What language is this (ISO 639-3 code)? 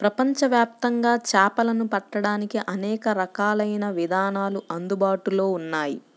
tel